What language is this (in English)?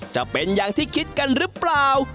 Thai